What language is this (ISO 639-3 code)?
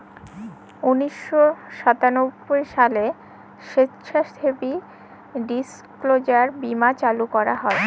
ben